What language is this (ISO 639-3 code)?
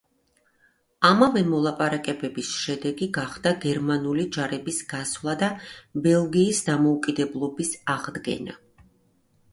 kat